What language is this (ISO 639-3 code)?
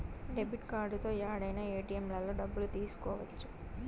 tel